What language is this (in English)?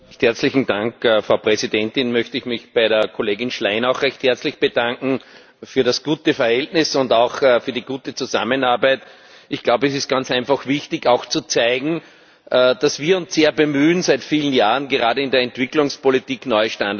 German